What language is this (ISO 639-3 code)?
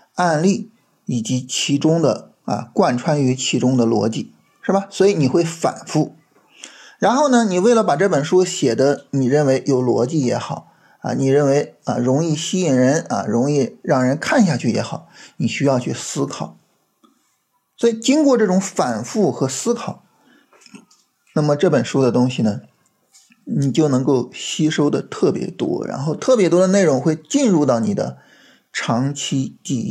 zho